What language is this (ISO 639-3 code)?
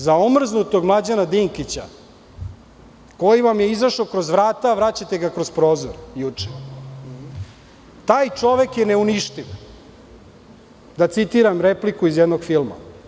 srp